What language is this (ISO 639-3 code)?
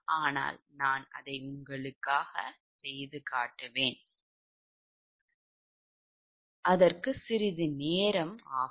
tam